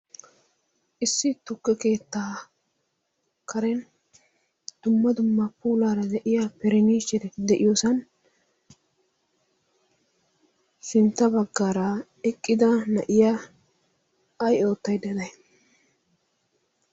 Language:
Wolaytta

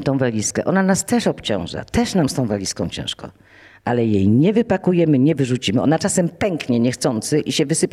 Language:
Polish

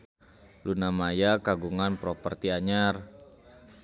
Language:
Sundanese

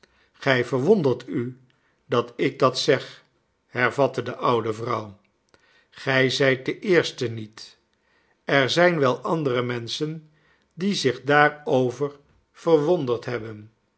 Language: Dutch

